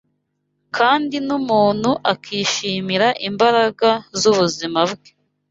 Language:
Kinyarwanda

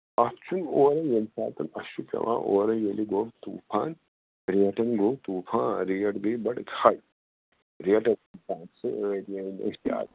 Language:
Kashmiri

